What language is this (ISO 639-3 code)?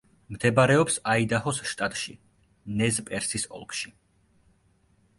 kat